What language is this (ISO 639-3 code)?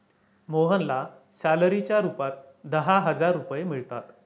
mar